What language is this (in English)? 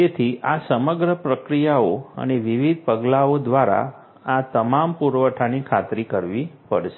Gujarati